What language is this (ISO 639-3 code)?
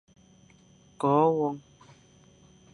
fan